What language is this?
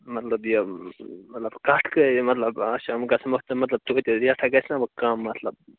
Kashmiri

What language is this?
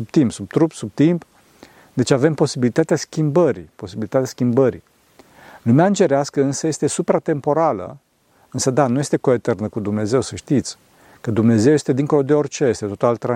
Romanian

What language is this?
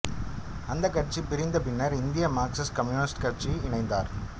Tamil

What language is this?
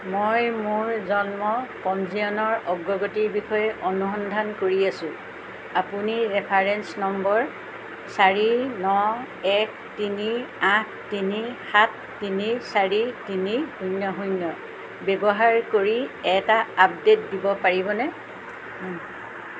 Assamese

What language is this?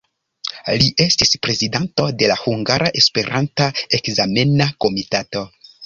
Esperanto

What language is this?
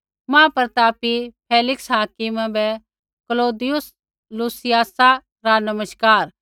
Kullu Pahari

